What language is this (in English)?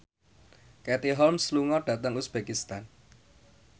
Javanese